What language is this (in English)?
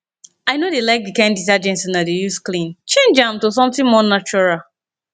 Nigerian Pidgin